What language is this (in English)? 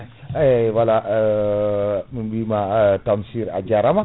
Fula